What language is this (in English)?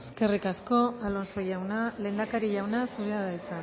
Basque